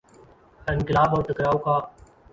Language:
Urdu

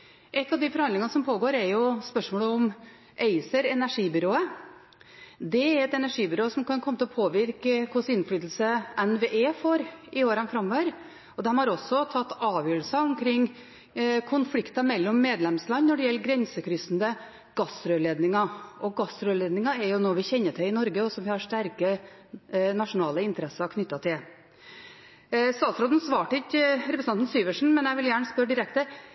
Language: Norwegian Bokmål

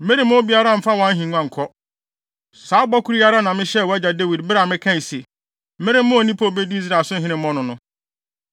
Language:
Akan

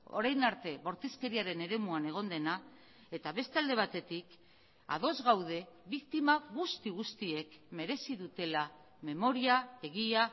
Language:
Basque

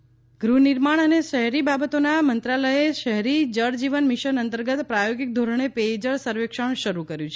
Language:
Gujarati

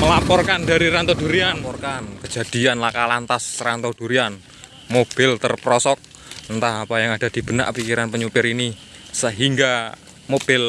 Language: Indonesian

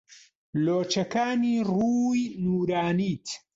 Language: Central Kurdish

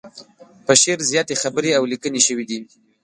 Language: Pashto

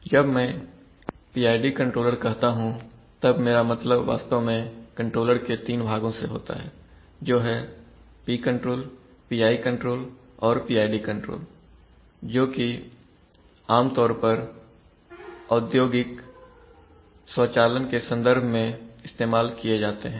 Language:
Hindi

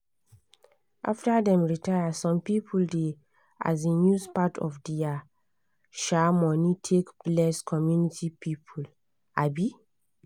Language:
Nigerian Pidgin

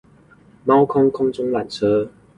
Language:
Chinese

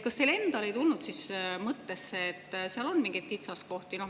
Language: Estonian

